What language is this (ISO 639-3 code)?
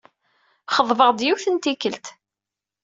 kab